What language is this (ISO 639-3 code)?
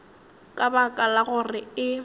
nso